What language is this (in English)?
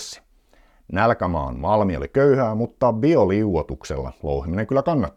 Finnish